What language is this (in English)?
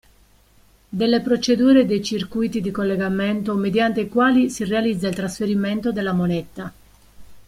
Italian